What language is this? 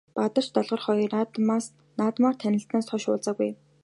Mongolian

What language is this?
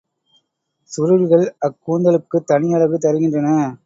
Tamil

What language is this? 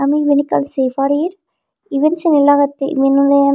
Chakma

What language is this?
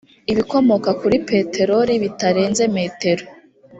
Kinyarwanda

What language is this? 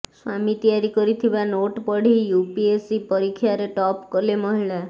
Odia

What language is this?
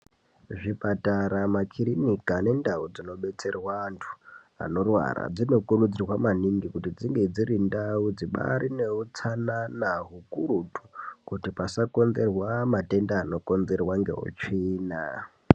Ndau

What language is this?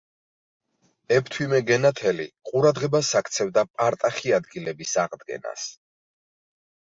Georgian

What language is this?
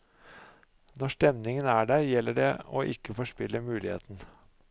Norwegian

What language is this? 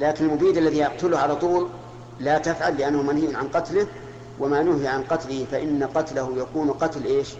Arabic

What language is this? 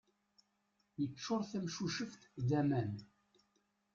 Kabyle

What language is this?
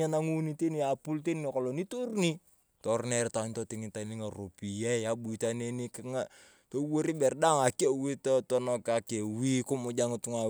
Turkana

